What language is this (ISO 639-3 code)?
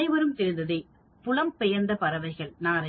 tam